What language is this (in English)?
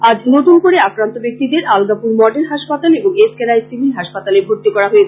Bangla